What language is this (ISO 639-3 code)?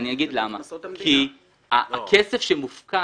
heb